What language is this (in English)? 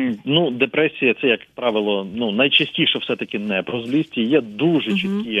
Ukrainian